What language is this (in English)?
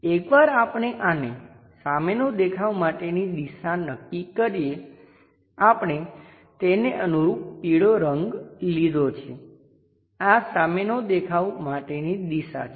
Gujarati